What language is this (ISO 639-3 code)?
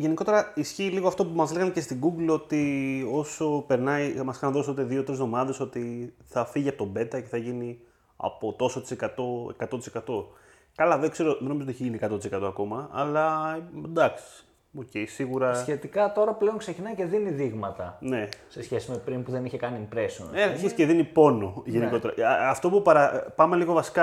ell